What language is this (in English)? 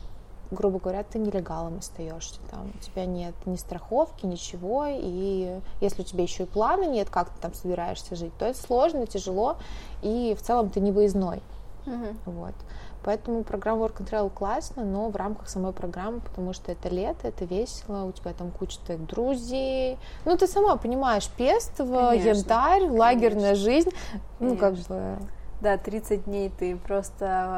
Russian